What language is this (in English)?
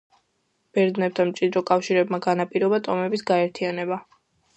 Georgian